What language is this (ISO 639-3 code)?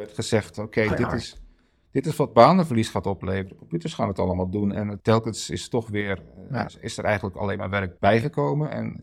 nld